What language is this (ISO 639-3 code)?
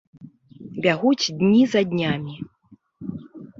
bel